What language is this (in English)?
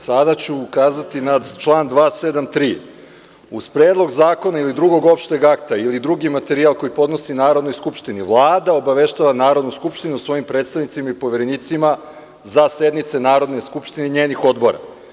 Serbian